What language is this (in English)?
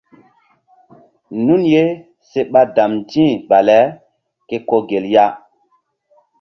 Mbum